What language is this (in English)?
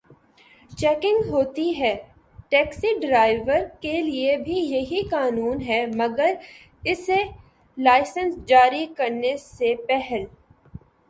Urdu